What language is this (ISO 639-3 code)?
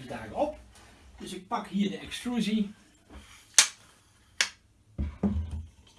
nld